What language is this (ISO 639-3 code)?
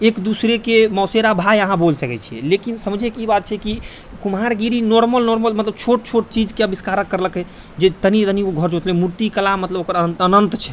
mai